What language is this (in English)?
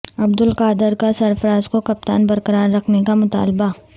Urdu